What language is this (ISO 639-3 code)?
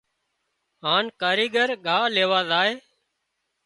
kxp